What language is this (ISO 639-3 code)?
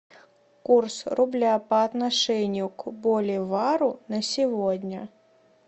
rus